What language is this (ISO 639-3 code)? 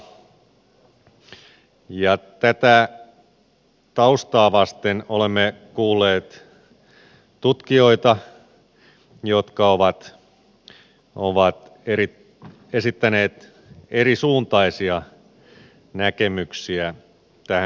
fin